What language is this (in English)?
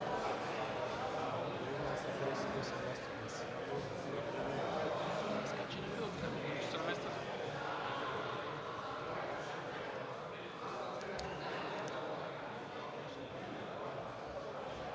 Bulgarian